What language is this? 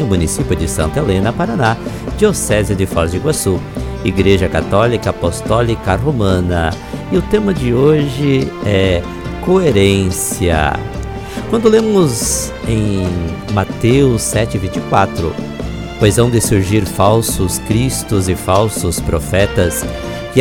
Portuguese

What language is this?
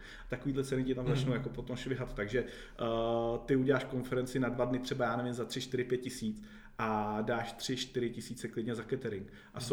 Czech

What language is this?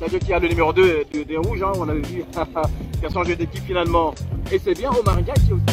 French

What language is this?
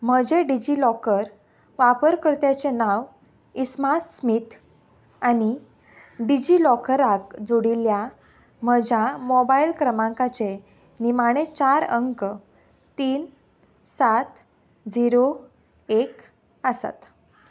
Konkani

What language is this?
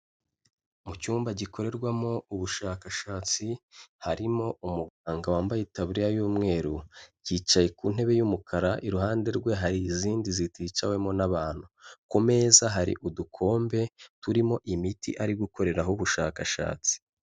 Kinyarwanda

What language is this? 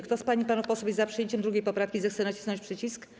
Polish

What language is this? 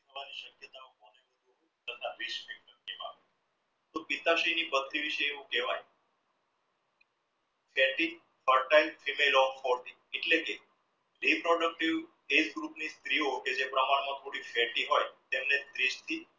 Gujarati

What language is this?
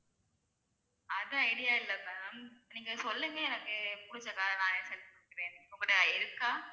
Tamil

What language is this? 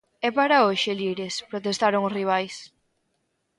Galician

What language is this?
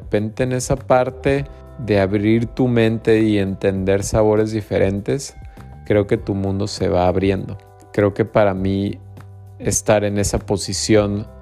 Spanish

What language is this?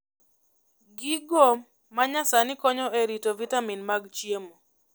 Luo (Kenya and Tanzania)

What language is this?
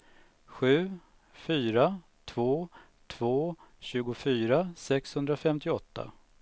Swedish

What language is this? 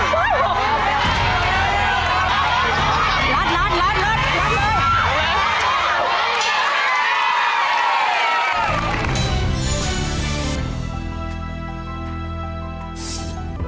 Thai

